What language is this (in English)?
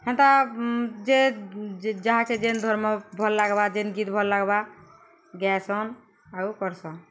Odia